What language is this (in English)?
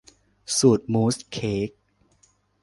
Thai